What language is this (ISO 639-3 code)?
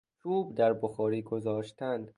fas